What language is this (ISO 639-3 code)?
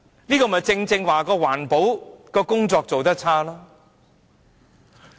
yue